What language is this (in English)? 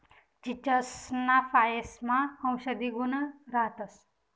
Marathi